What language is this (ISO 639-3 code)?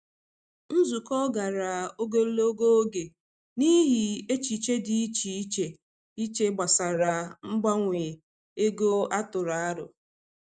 ibo